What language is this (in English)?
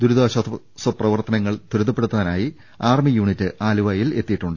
Malayalam